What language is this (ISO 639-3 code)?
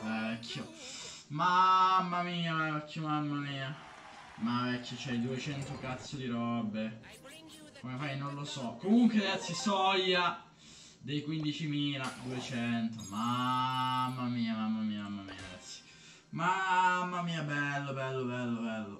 ita